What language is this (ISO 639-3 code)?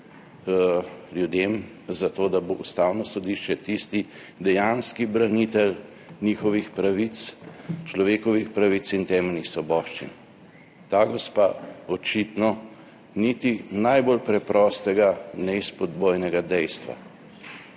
slv